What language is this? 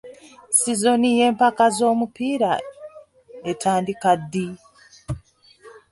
Ganda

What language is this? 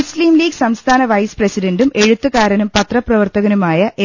Malayalam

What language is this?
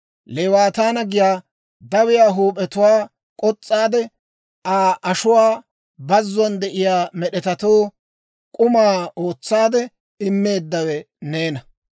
Dawro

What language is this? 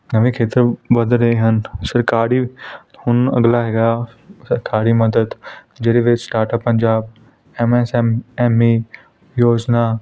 Punjabi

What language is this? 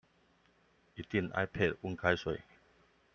Chinese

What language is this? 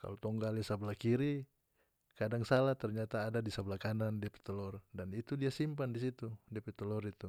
North Moluccan Malay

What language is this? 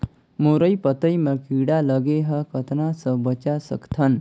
Chhattisgarhi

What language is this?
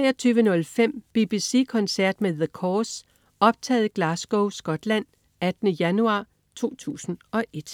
Danish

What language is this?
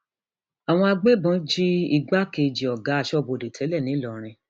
Yoruba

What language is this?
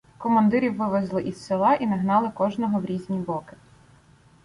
Ukrainian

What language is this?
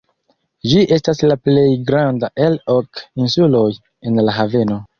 Esperanto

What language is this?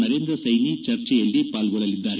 Kannada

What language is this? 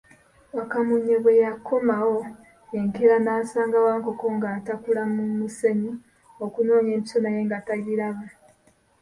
Ganda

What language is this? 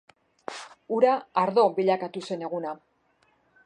Basque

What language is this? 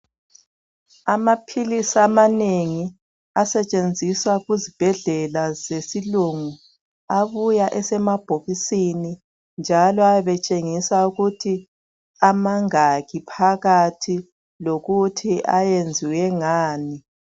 North Ndebele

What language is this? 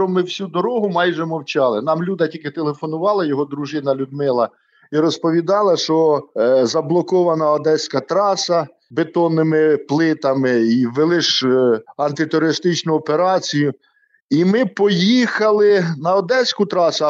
Ukrainian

